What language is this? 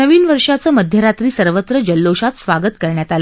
Marathi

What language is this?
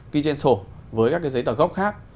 Vietnamese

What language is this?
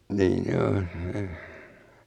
Finnish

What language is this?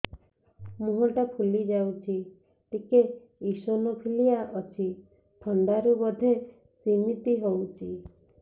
Odia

